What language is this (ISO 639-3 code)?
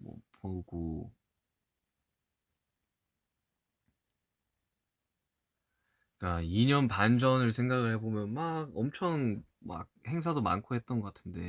kor